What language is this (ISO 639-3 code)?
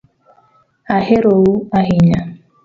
luo